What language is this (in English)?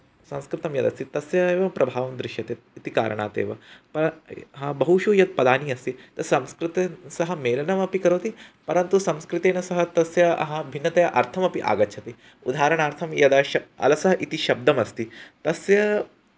Sanskrit